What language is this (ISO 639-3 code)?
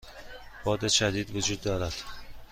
fas